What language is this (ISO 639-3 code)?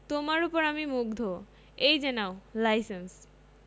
ben